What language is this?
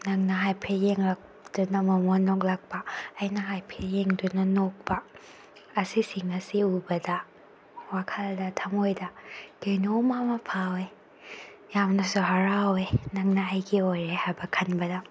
Manipuri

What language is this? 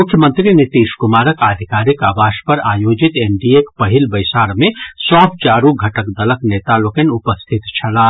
Maithili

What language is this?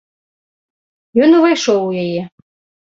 Belarusian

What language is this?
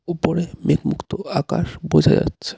Bangla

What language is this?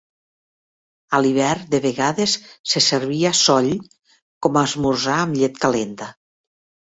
Catalan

